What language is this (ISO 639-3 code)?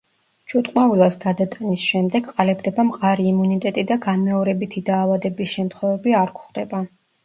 kat